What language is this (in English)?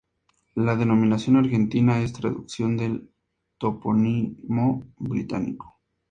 Spanish